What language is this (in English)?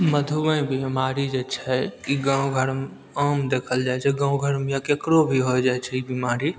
Maithili